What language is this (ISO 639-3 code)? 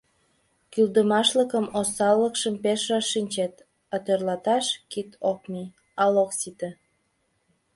chm